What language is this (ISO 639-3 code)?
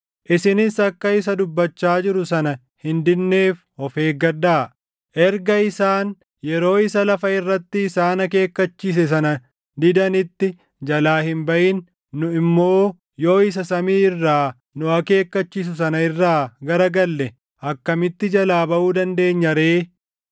orm